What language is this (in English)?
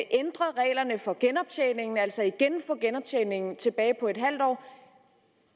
Danish